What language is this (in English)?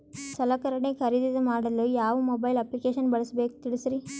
Kannada